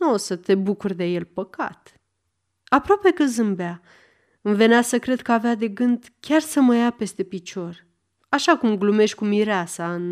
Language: Romanian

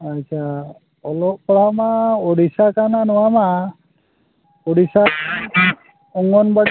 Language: Santali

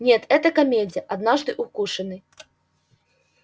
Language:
Russian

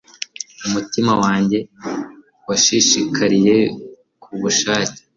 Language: Kinyarwanda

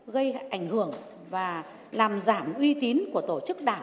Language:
Vietnamese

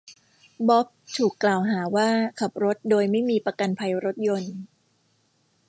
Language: Thai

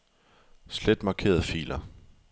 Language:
Danish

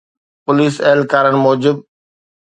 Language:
Sindhi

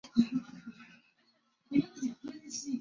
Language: Chinese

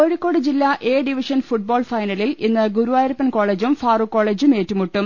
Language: Malayalam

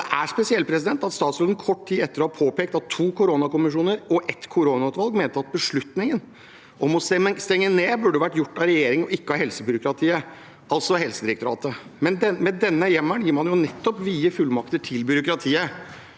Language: Norwegian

